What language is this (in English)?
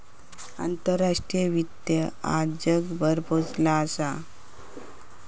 Marathi